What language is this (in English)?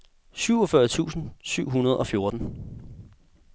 Danish